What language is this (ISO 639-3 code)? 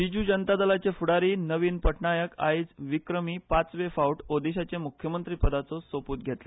kok